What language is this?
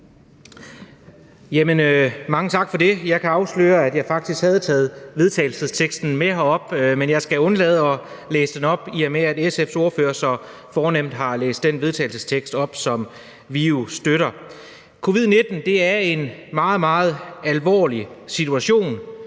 Danish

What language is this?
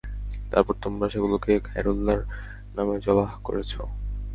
Bangla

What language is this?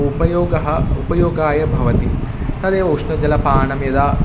Sanskrit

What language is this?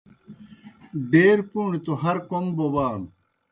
Kohistani Shina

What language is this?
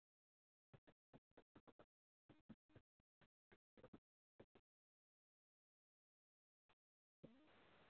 Dogri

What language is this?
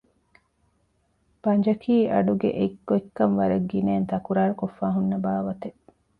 Divehi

